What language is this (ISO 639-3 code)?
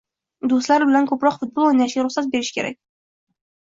uzb